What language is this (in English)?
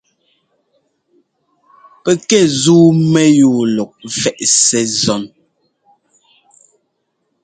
Ngomba